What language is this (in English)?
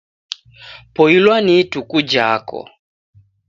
Taita